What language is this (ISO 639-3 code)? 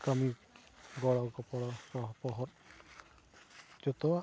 sat